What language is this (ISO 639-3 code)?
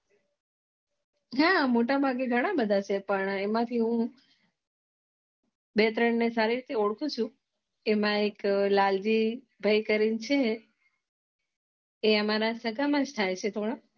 guj